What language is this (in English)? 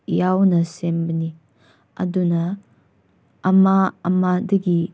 Manipuri